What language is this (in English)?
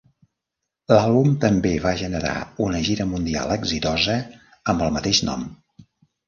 Catalan